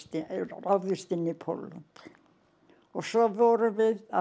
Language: Icelandic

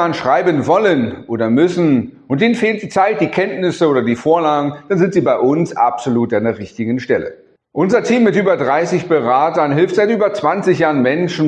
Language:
German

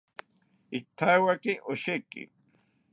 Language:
South Ucayali Ashéninka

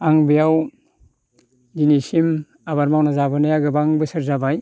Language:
Bodo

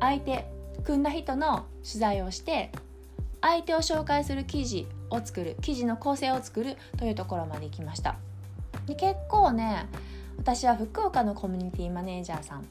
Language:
Japanese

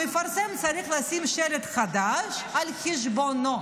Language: Hebrew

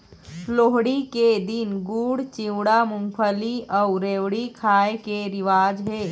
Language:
Chhattisgarhi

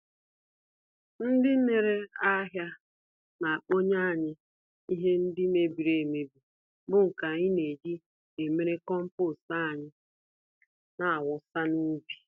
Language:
Igbo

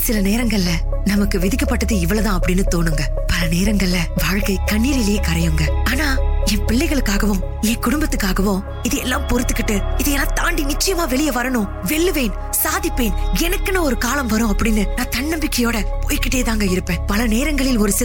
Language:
Tamil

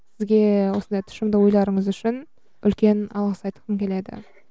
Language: Kazakh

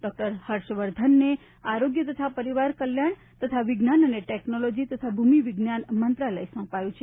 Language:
Gujarati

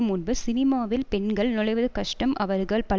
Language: Tamil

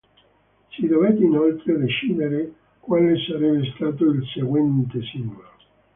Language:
Italian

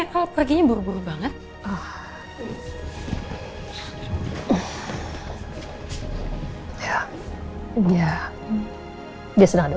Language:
Indonesian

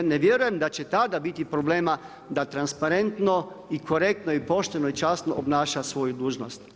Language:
Croatian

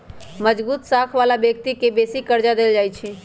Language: Magahi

